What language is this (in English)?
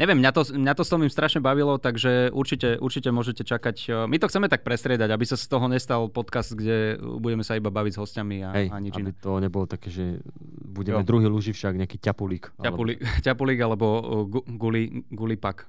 Slovak